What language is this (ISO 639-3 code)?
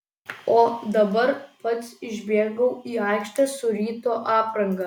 lit